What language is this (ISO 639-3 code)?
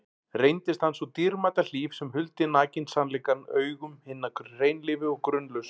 isl